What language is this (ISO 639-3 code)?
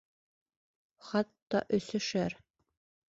bak